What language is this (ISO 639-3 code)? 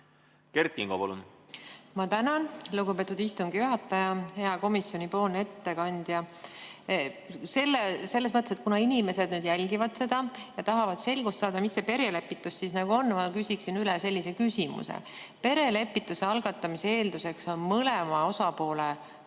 est